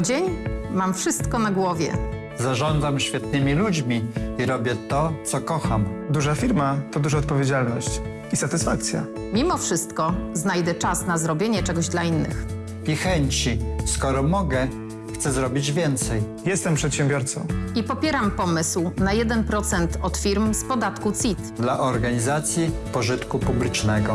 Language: Polish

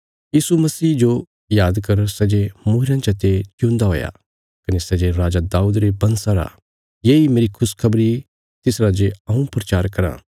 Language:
Bilaspuri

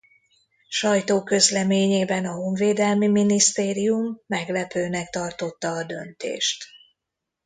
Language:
Hungarian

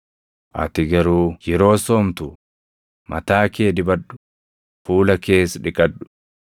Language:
Oromo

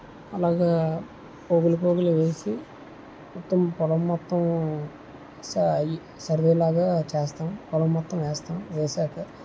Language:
Telugu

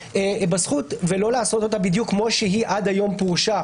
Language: Hebrew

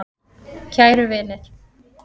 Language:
Icelandic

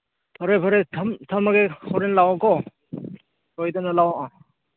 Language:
Manipuri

